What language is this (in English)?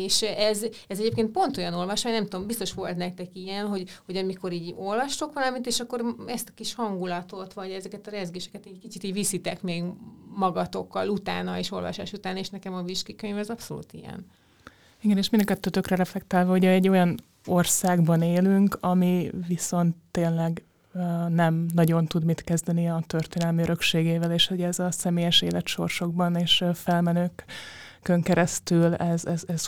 Hungarian